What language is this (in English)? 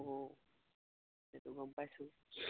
Assamese